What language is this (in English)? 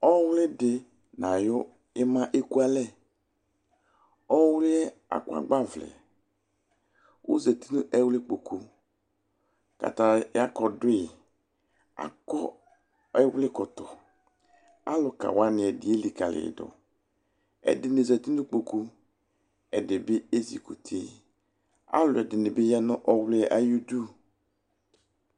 Ikposo